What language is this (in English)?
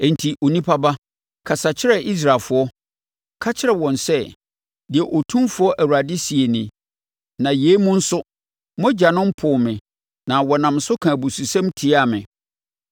Akan